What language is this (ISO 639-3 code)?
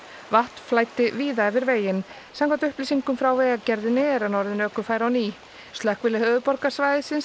isl